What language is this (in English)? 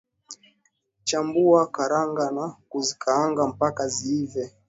Swahili